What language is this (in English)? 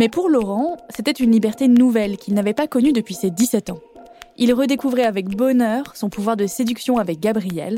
French